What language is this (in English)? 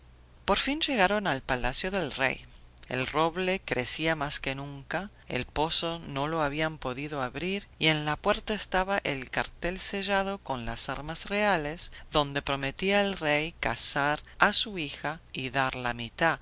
Spanish